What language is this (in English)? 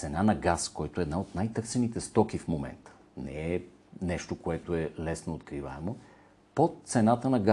Bulgarian